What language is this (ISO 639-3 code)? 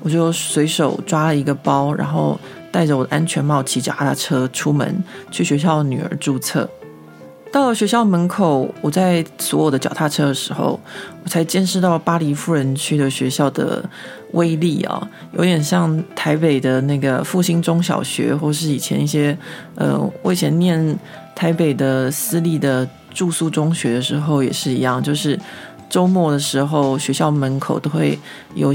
zho